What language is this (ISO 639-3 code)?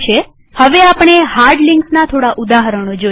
guj